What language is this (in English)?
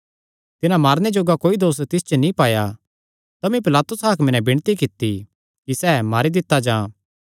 Kangri